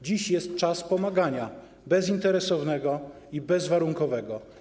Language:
Polish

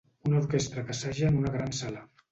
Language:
Catalan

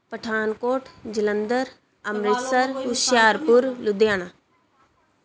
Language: Punjabi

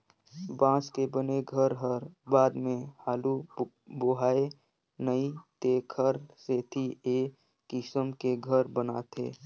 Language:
Chhattisgarhi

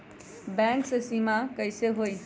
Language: Magahi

